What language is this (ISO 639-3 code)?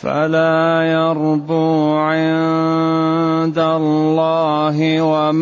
ara